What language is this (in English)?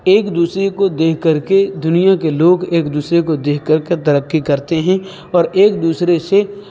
Urdu